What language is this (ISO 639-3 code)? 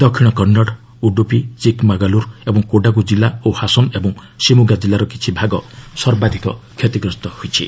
ori